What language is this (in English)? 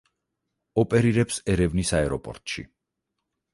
Georgian